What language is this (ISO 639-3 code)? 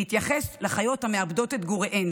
heb